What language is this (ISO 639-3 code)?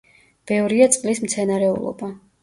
kat